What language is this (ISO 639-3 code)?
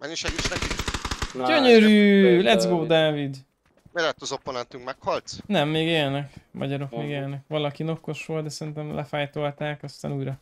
hun